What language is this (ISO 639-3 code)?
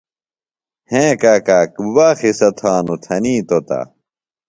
phl